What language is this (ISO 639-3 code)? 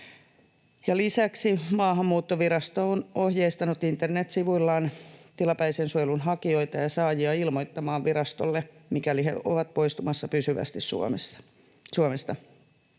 fin